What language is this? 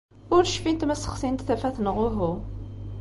Kabyle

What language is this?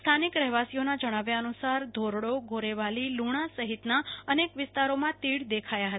Gujarati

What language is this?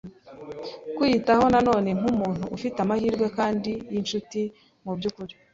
Kinyarwanda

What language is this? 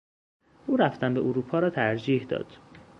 Persian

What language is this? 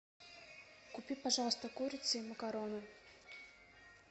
Russian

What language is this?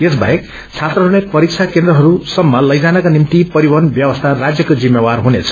Nepali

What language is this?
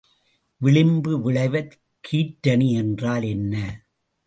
Tamil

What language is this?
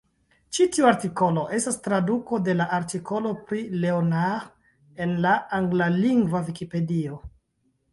Esperanto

